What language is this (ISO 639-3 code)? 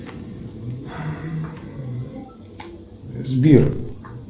rus